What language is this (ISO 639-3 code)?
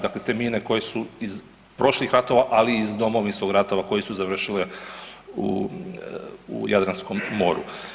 hrv